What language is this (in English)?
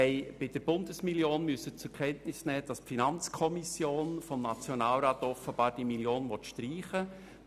Swiss German